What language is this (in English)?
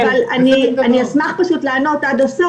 Hebrew